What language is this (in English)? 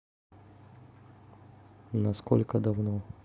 Russian